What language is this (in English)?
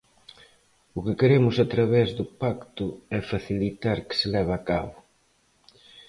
Galician